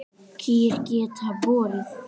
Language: Icelandic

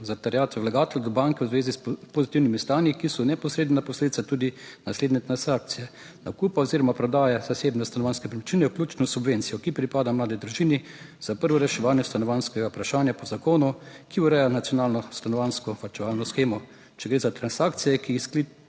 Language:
Slovenian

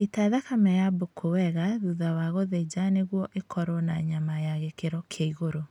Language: Kikuyu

